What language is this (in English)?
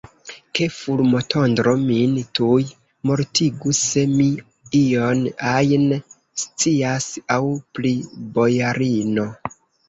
Esperanto